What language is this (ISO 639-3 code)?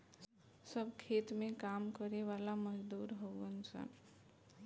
bho